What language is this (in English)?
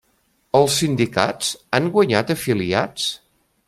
Catalan